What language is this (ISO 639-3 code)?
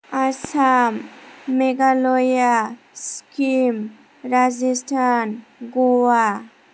brx